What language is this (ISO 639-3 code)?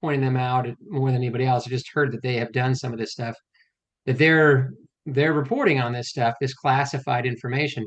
eng